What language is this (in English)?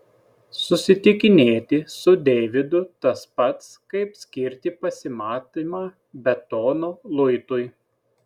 Lithuanian